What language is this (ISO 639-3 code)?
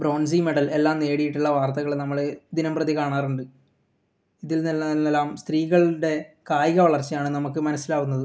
mal